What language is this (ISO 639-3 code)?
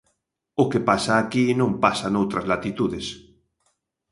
glg